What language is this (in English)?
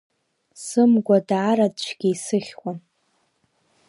Abkhazian